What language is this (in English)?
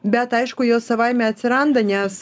Lithuanian